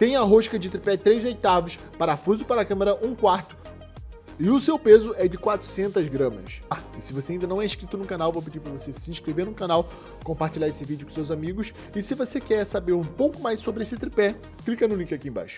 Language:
Portuguese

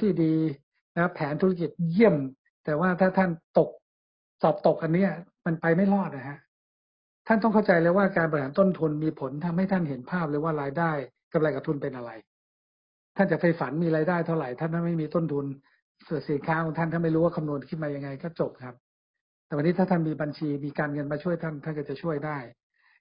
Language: Thai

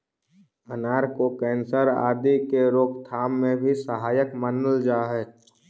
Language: Magahi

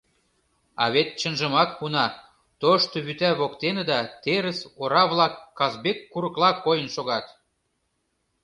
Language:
Mari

